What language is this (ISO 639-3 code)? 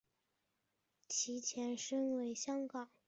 zho